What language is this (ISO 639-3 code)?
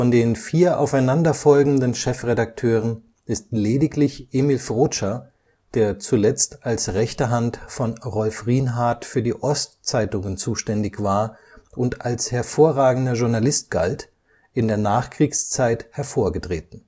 deu